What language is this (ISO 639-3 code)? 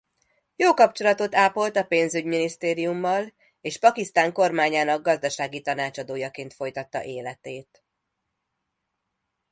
hun